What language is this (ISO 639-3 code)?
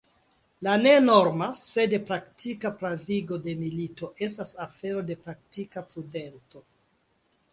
epo